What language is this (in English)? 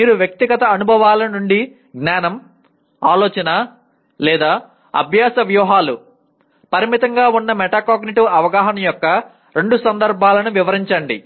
Telugu